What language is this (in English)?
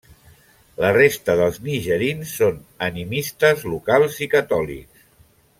Catalan